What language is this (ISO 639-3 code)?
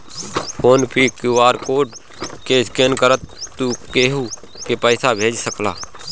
bho